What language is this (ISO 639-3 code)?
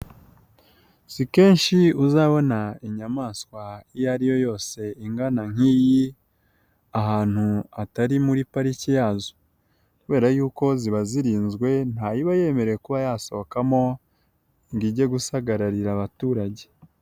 kin